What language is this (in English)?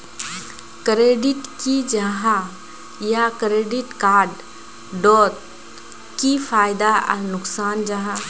Magahi